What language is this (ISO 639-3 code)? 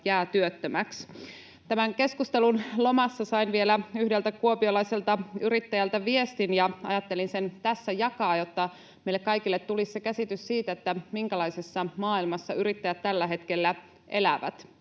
fin